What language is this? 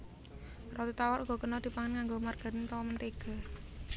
Javanese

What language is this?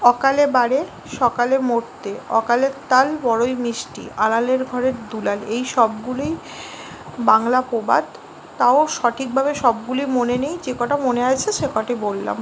Bangla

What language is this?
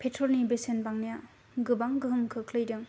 Bodo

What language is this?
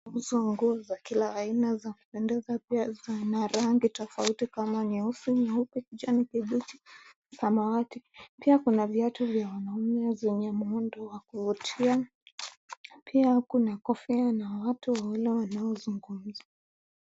Swahili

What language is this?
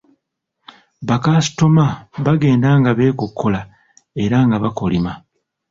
Ganda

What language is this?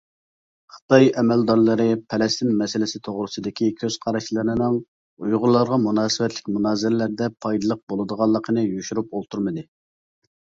Uyghur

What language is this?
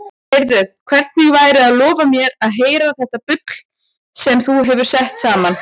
Icelandic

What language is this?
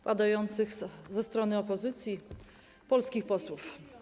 Polish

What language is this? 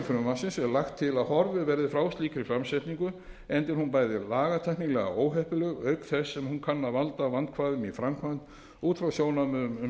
Icelandic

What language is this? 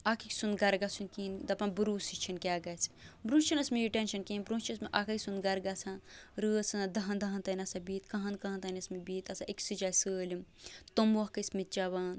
Kashmiri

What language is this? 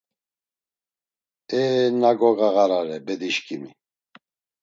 Laz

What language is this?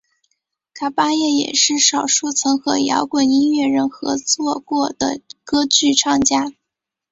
Chinese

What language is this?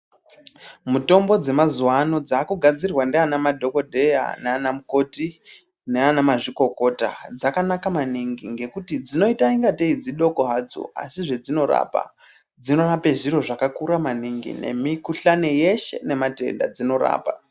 Ndau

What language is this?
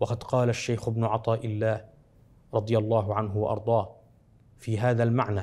Arabic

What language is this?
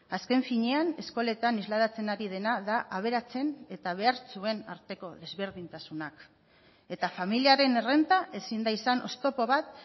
Basque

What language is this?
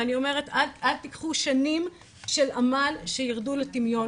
Hebrew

